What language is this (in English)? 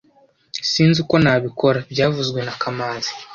Kinyarwanda